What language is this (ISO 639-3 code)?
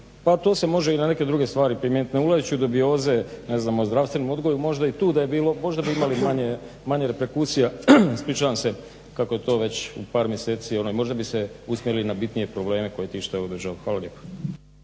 hrv